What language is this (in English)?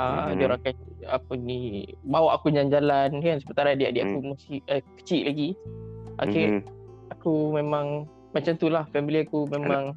Malay